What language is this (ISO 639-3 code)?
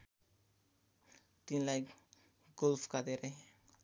nep